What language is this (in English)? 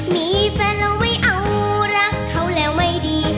Thai